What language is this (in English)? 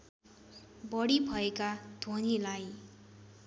Nepali